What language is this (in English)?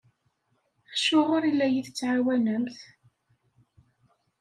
Kabyle